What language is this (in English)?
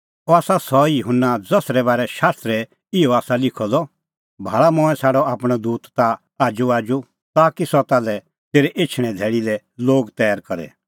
Kullu Pahari